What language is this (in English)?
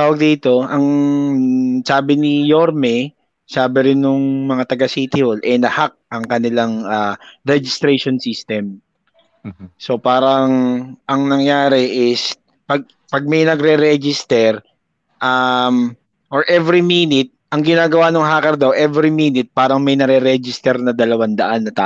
Filipino